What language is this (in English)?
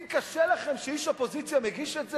Hebrew